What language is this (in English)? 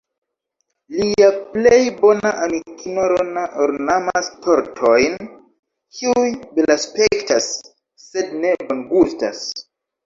Esperanto